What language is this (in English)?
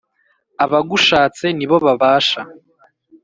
Kinyarwanda